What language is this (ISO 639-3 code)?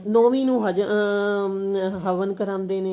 pan